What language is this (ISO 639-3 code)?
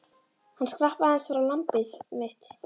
isl